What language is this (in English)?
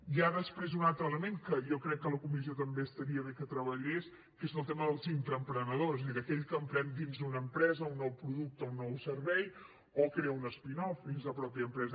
Catalan